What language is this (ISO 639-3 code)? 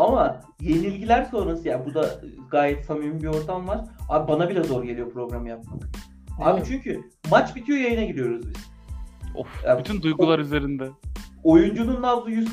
tur